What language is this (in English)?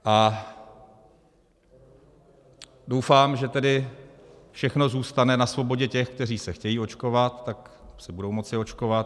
Czech